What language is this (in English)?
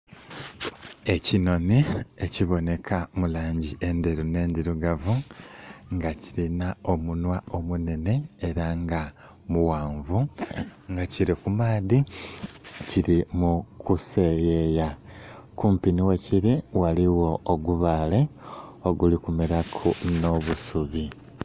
Soga